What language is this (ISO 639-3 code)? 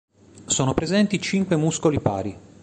ita